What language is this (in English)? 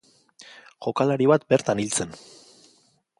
Basque